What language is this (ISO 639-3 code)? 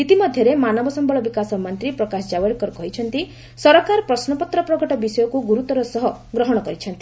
ori